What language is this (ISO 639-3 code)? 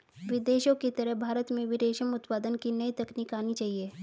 hin